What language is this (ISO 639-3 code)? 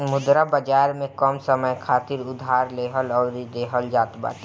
bho